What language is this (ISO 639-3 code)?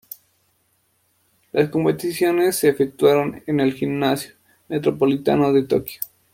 spa